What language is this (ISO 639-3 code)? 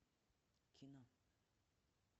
rus